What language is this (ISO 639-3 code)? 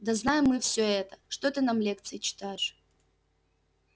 rus